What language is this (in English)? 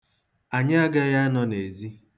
Igbo